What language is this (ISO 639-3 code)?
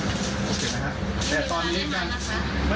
tha